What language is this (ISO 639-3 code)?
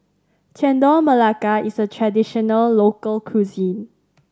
eng